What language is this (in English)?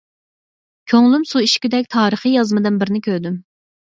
Uyghur